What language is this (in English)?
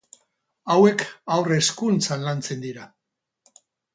Basque